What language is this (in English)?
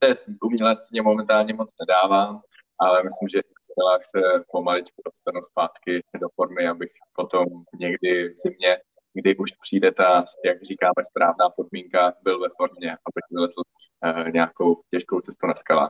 Czech